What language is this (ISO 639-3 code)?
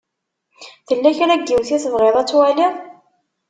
kab